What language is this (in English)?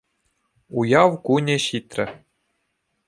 Chuvash